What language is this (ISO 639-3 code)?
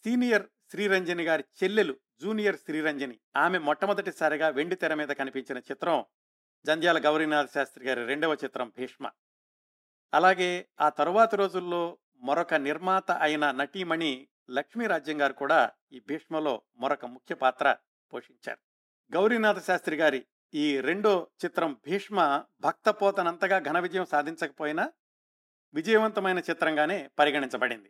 tel